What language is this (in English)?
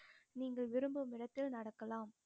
Tamil